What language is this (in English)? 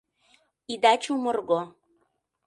Mari